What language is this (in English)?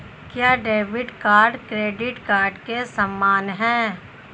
Hindi